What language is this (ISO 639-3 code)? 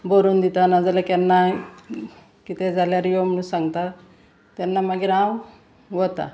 kok